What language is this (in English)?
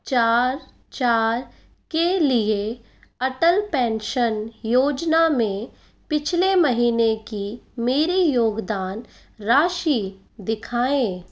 Hindi